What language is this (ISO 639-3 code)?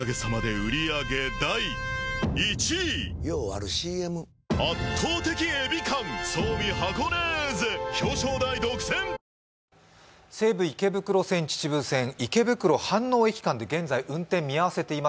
jpn